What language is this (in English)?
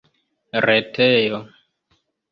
Esperanto